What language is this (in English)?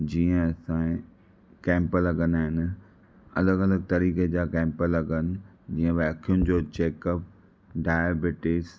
Sindhi